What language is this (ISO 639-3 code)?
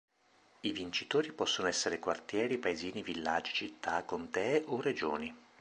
ita